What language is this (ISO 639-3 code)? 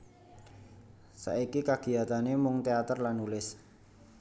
jav